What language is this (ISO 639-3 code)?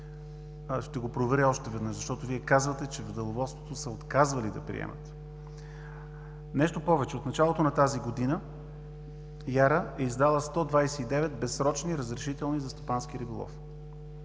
bul